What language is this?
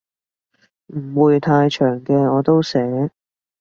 Cantonese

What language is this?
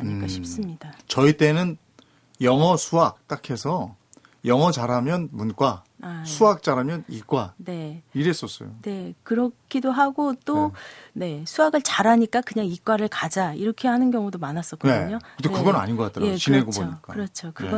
Korean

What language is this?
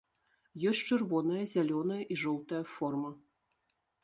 Belarusian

